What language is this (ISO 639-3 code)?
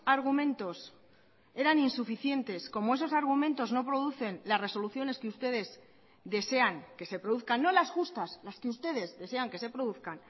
spa